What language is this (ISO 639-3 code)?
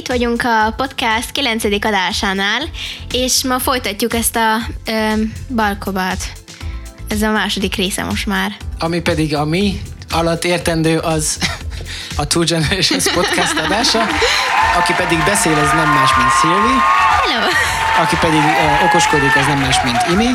hun